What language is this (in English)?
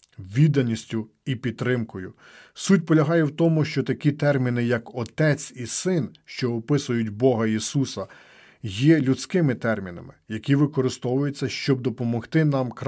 Ukrainian